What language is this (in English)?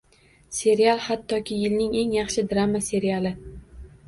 Uzbek